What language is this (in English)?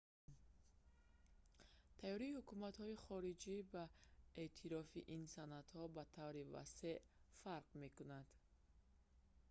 Tajik